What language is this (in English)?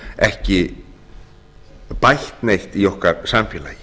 Icelandic